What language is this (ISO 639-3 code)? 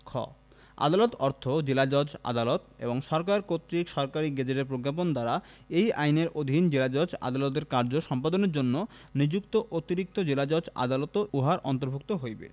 ben